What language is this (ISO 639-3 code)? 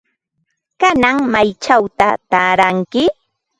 qva